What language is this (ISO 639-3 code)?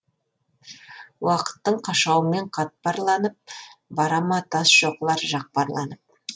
kaz